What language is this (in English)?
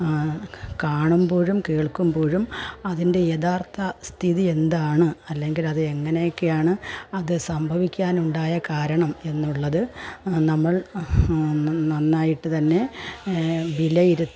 Malayalam